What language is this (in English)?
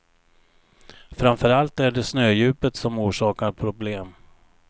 Swedish